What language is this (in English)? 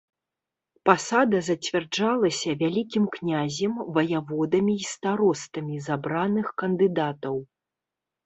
Belarusian